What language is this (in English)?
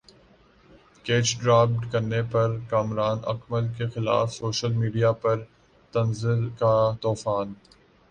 Urdu